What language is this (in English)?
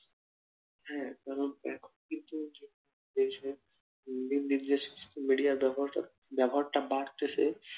Bangla